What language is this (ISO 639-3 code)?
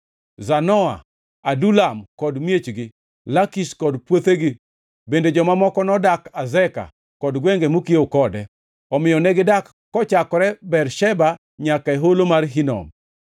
luo